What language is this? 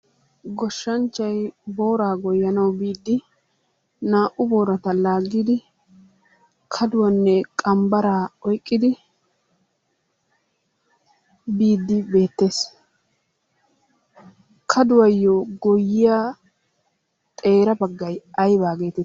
Wolaytta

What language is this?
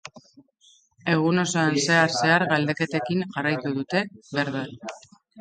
Basque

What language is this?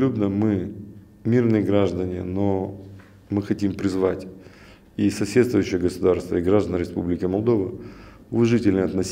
Russian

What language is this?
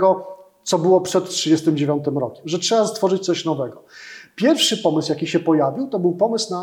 Polish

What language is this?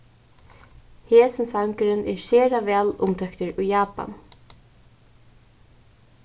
Faroese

